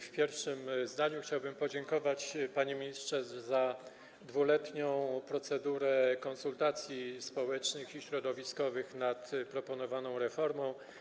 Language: Polish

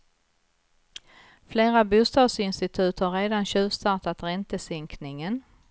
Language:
Swedish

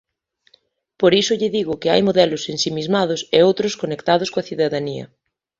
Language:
Galician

